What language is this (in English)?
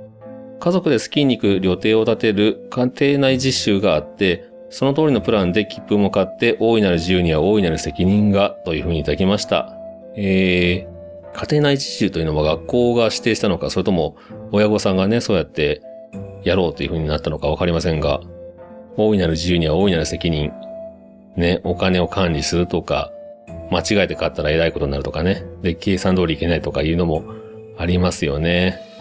Japanese